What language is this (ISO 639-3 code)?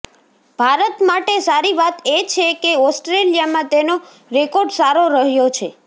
guj